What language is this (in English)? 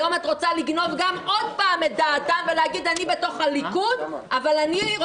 Hebrew